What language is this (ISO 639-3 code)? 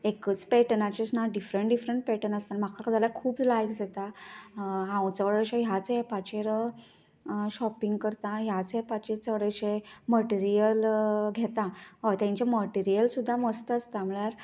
kok